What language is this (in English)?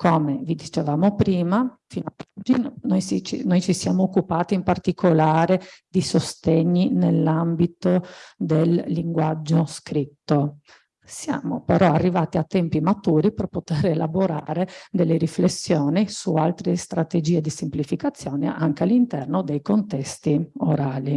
Italian